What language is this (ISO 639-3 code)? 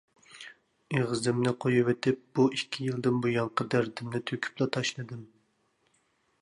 uig